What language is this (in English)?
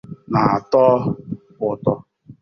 Igbo